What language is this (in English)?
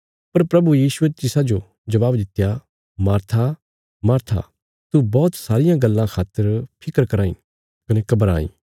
Bilaspuri